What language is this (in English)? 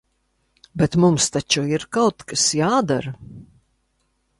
Latvian